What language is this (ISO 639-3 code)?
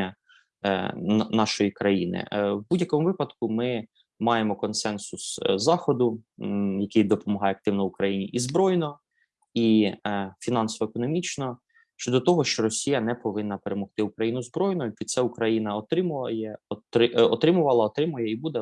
ukr